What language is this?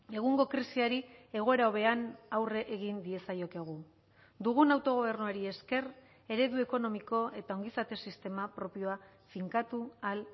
Basque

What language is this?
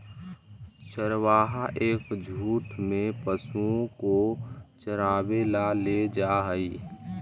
Magahi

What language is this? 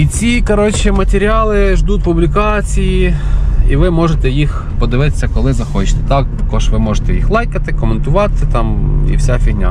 Ukrainian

